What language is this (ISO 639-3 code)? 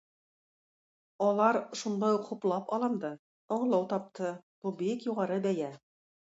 tat